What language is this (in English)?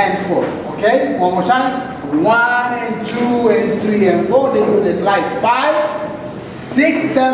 English